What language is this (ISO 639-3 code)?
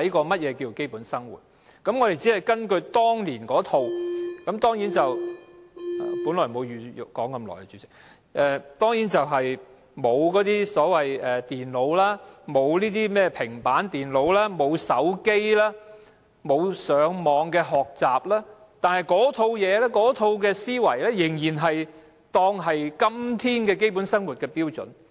yue